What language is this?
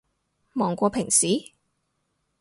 Cantonese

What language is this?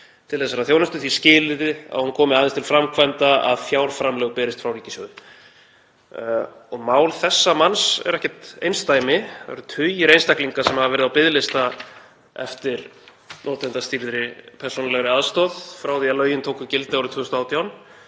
Icelandic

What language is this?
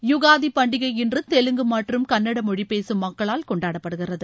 Tamil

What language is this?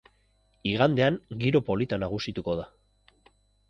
Basque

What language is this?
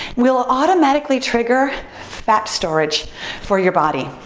English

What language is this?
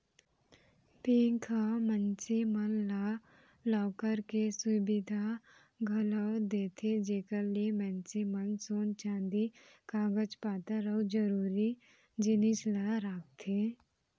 Chhattisgarhi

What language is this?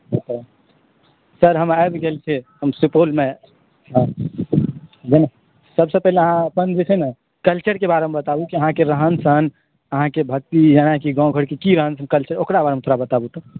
Maithili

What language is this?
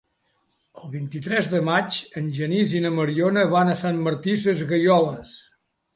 Catalan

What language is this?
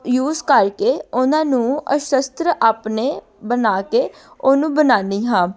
Punjabi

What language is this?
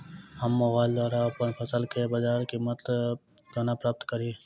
Maithili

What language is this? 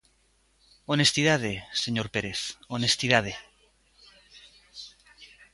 Galician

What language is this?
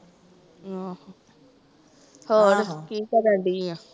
Punjabi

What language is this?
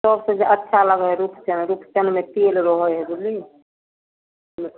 Maithili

